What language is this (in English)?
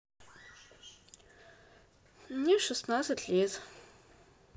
Russian